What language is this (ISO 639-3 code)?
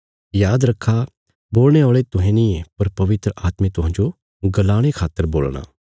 kfs